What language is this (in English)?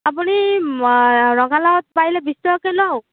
Assamese